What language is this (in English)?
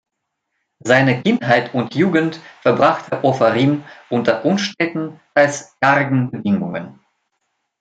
German